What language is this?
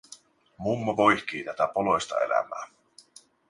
Finnish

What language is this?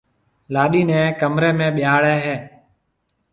Marwari (Pakistan)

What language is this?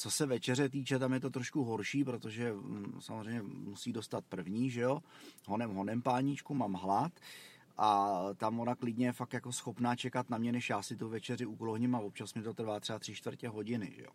Czech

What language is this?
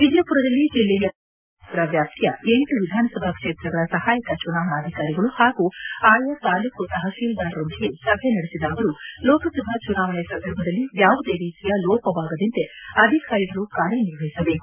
Kannada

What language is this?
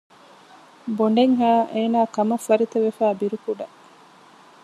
Divehi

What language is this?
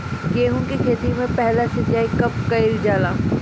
Bhojpuri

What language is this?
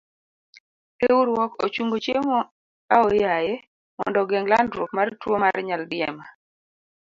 Luo (Kenya and Tanzania)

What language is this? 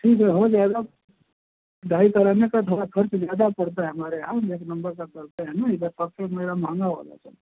Hindi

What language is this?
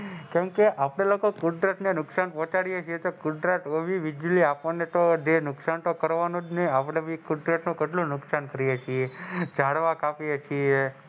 Gujarati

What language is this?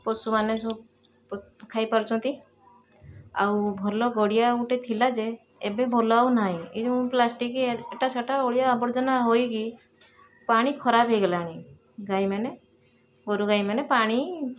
Odia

